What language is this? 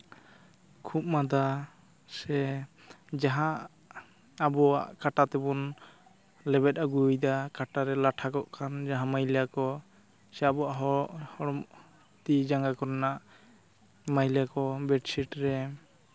Santali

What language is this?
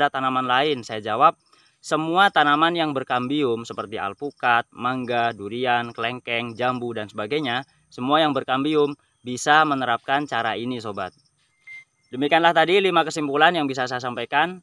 Indonesian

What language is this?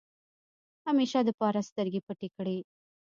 Pashto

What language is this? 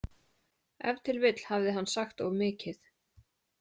Icelandic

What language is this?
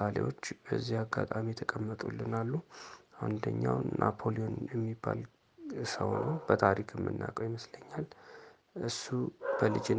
Amharic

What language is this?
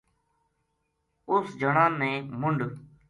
Gujari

